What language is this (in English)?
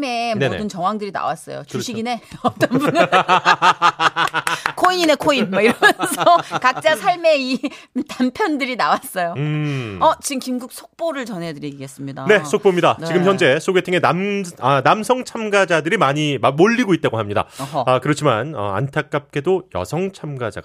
Korean